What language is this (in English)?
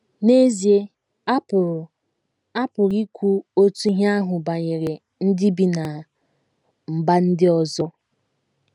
Igbo